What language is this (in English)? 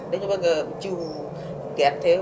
Wolof